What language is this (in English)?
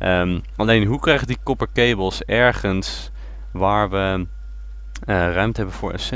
Dutch